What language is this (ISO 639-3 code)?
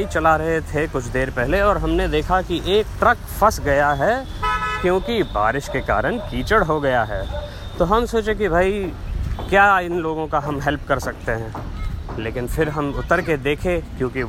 hin